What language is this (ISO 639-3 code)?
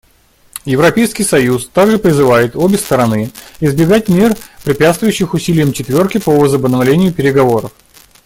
rus